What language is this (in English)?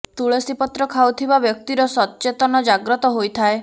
Odia